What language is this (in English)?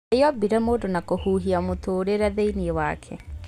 Kikuyu